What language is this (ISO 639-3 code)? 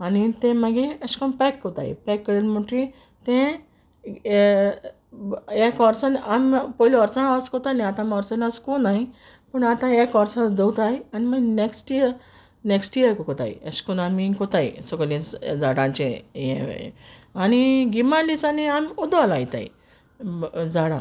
kok